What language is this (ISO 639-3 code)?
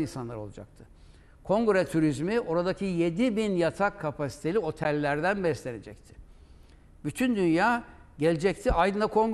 tur